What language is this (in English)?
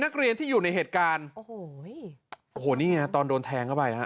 Thai